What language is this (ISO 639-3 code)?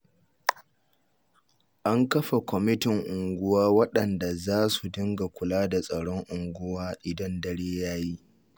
hau